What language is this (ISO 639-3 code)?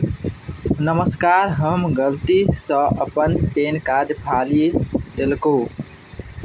mai